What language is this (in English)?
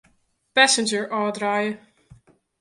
Western Frisian